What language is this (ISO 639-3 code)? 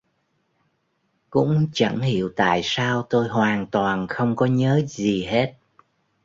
vie